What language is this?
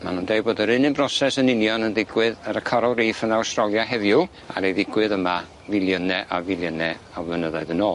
Welsh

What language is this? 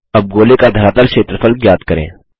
Hindi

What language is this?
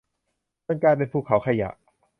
Thai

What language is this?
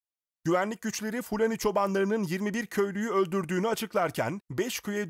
Turkish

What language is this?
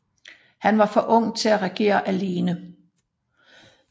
Danish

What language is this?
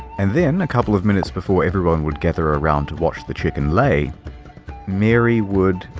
English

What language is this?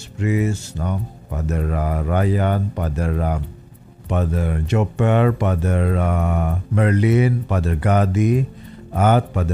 Filipino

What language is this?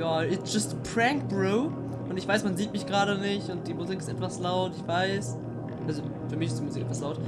German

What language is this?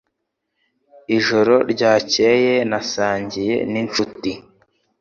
Kinyarwanda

